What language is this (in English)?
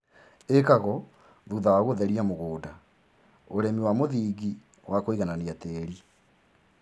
Kikuyu